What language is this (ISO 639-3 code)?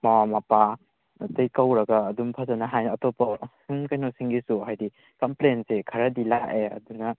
mni